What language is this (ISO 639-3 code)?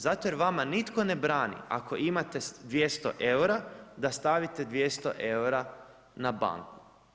hrv